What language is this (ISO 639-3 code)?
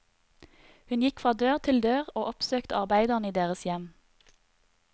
nor